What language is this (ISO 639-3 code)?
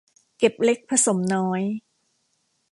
tha